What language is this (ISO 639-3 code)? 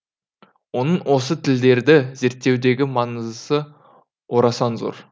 kaz